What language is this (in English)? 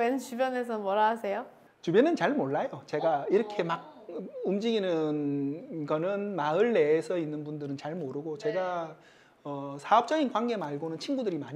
Korean